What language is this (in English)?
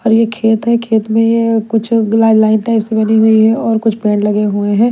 Hindi